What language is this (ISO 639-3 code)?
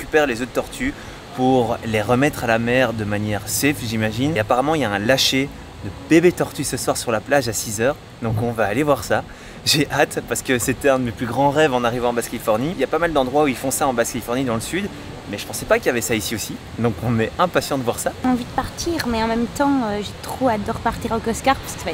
fra